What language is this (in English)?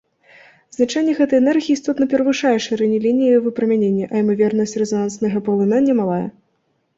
Belarusian